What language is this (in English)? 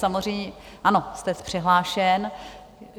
Czech